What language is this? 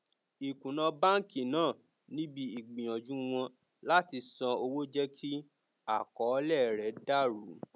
Yoruba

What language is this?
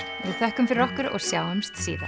Icelandic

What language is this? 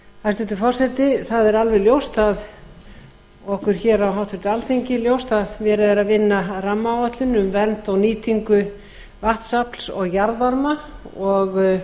Icelandic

